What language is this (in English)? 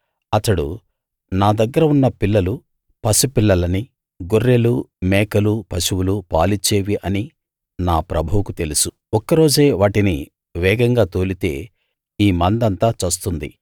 Telugu